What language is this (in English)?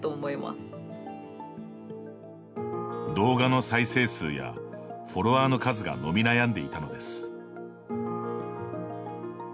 Japanese